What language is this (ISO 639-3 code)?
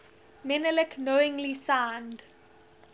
eng